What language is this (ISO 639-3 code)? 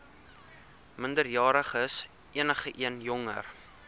afr